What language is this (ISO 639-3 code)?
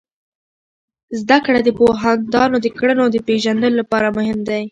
pus